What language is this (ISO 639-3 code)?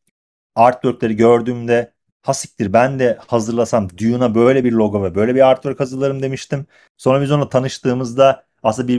tur